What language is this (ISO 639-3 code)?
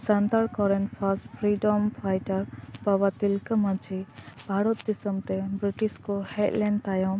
sat